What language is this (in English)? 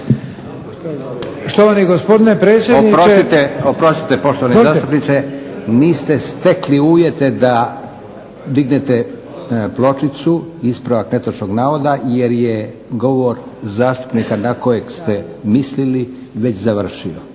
Croatian